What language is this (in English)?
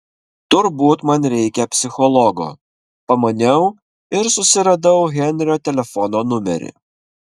Lithuanian